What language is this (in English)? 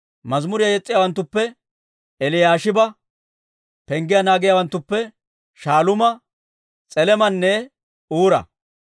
Dawro